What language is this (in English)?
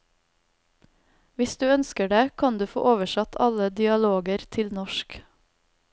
Norwegian